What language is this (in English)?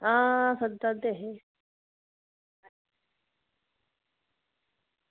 Dogri